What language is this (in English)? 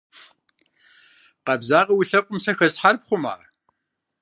Kabardian